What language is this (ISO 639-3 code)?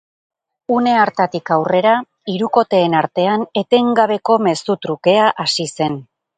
eus